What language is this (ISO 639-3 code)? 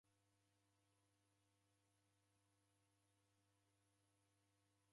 dav